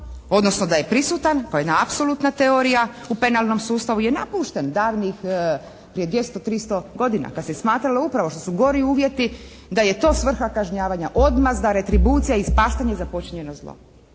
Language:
Croatian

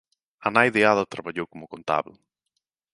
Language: Galician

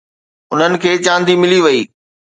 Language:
Sindhi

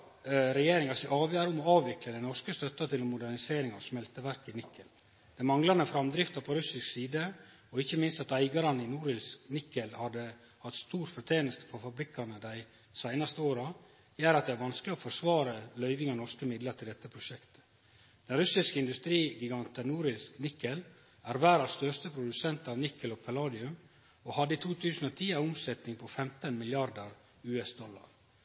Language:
Norwegian Nynorsk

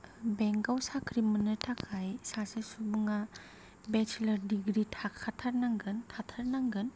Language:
Bodo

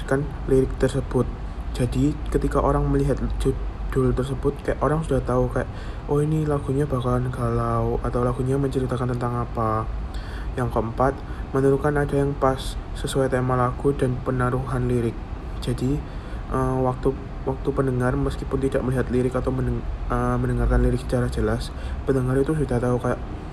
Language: Indonesian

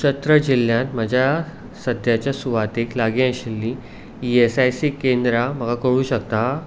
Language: Konkani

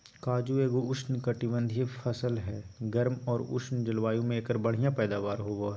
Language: Magahi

